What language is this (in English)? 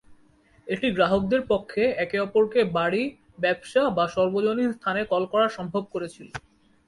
Bangla